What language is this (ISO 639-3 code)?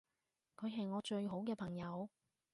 yue